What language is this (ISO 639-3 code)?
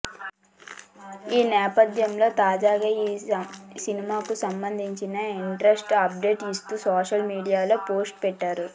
tel